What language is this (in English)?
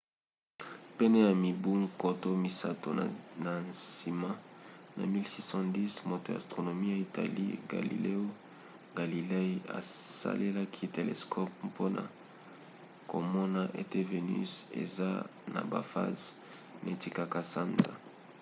Lingala